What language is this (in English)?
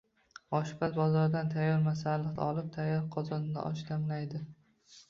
Uzbek